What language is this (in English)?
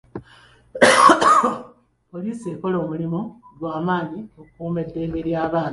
Ganda